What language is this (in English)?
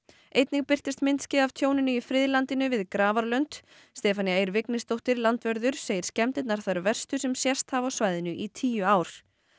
Icelandic